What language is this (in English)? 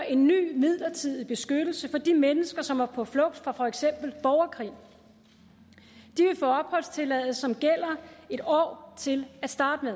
Danish